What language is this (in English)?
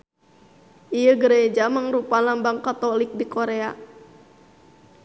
Sundanese